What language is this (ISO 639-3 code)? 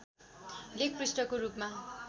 nep